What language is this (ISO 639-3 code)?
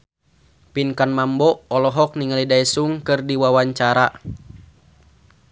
sun